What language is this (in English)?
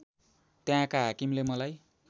Nepali